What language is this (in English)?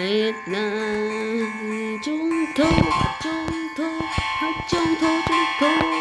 Vietnamese